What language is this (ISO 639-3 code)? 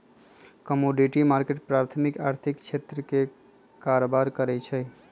mag